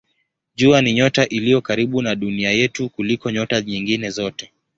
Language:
Swahili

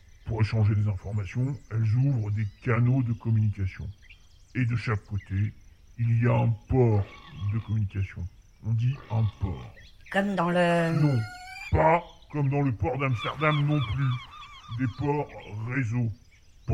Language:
French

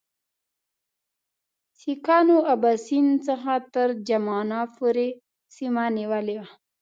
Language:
Pashto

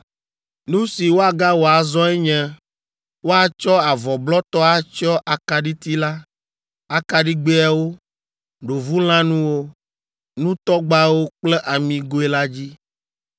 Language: Ewe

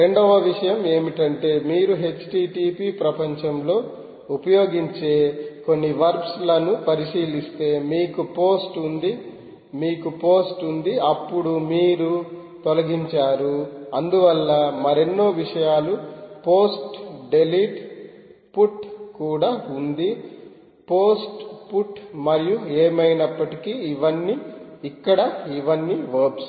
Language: Telugu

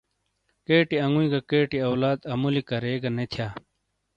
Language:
Shina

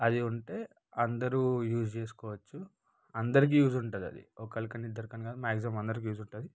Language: Telugu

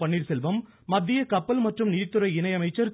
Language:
Tamil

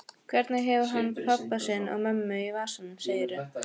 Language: Icelandic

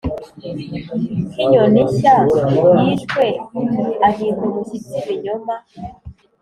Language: Kinyarwanda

